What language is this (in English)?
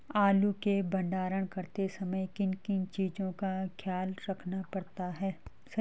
Hindi